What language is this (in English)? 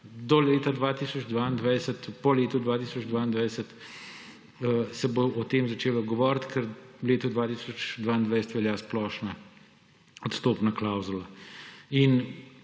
Slovenian